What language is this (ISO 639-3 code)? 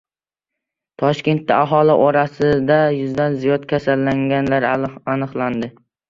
uzb